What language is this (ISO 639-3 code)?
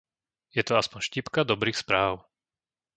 slk